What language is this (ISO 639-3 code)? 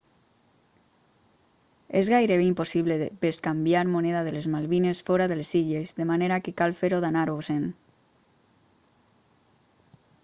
cat